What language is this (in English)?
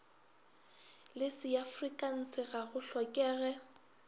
Northern Sotho